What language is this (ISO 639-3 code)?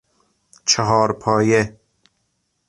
fas